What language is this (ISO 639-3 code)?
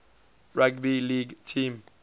eng